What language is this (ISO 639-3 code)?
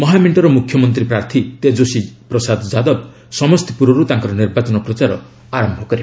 ori